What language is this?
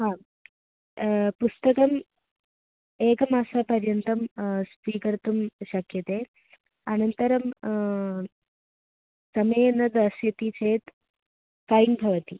Sanskrit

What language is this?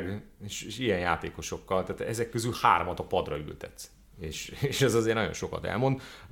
Hungarian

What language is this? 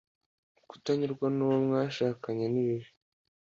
Kinyarwanda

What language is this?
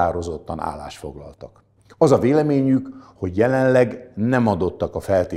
Hungarian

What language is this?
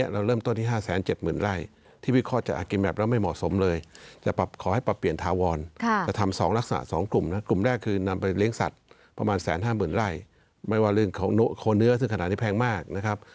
Thai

